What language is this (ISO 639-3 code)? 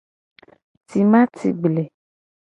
gej